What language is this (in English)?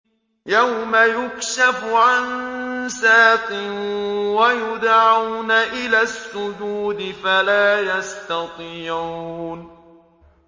Arabic